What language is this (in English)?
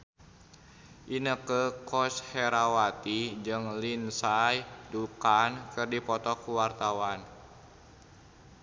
Sundanese